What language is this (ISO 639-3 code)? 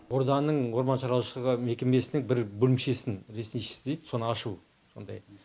kaz